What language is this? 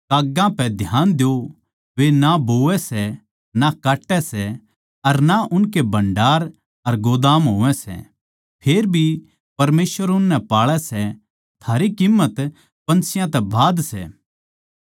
Haryanvi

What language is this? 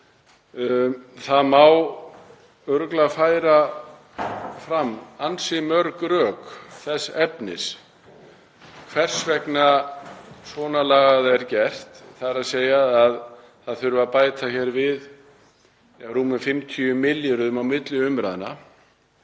Icelandic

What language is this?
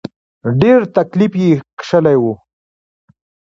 Pashto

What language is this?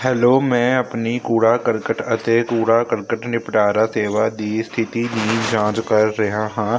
Punjabi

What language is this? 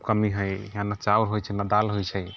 Maithili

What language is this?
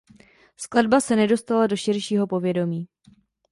Czech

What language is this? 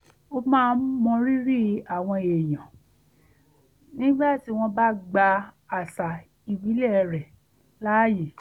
Yoruba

